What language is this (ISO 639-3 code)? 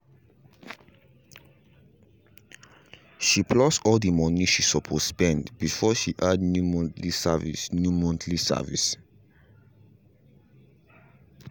pcm